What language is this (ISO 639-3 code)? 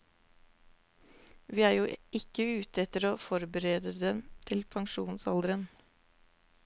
nor